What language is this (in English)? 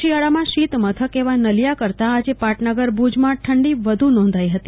Gujarati